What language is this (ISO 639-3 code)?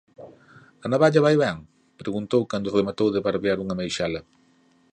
glg